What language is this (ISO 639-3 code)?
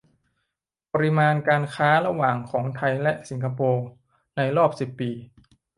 tha